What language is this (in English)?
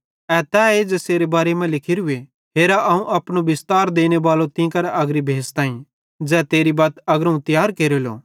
Bhadrawahi